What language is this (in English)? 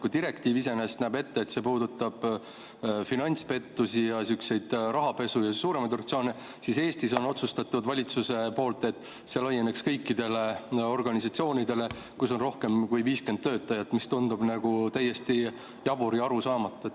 Estonian